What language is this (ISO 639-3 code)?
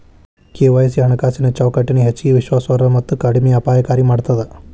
kan